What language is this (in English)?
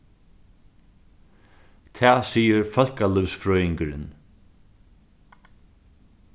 Faroese